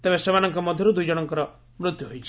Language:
Odia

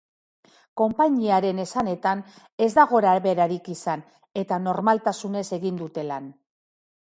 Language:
Basque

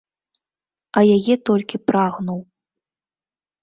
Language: Belarusian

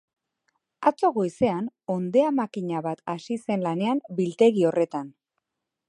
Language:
Basque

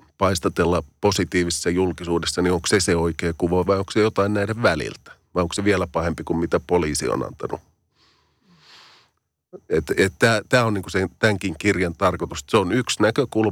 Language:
Finnish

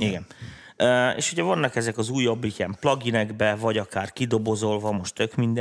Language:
Hungarian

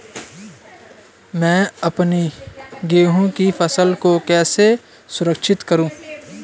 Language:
Hindi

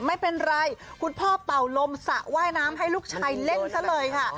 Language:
Thai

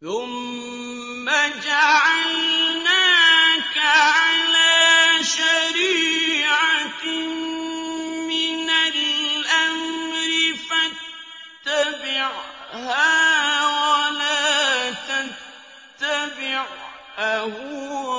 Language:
Arabic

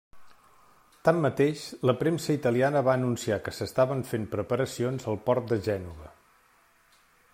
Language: Catalan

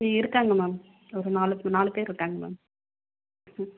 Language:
Tamil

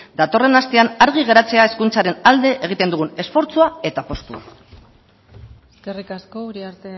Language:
Basque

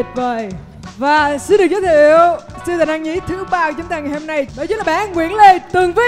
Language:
Vietnamese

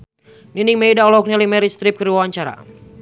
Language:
Sundanese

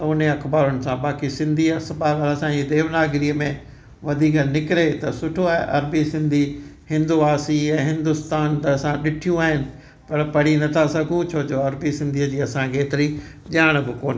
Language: Sindhi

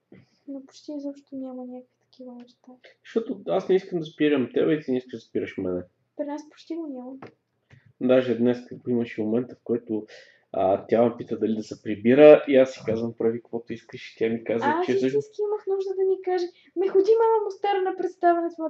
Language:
Bulgarian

